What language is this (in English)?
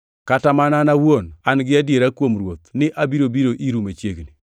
Luo (Kenya and Tanzania)